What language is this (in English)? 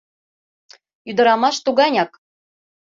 Mari